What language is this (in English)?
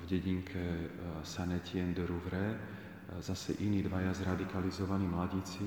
Slovak